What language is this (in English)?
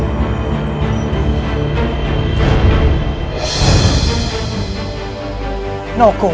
Indonesian